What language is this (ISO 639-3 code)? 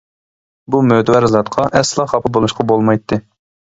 uig